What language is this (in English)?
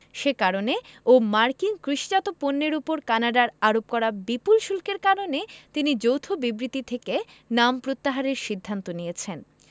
Bangla